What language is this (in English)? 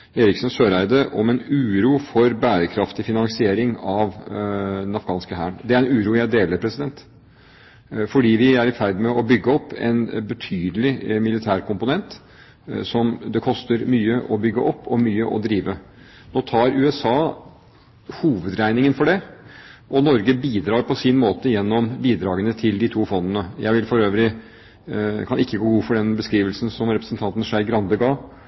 Norwegian Bokmål